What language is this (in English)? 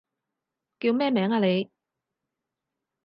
Cantonese